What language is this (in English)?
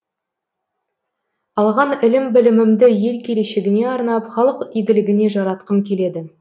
Kazakh